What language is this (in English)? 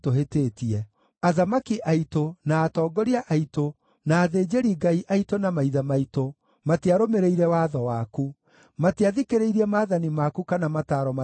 Kikuyu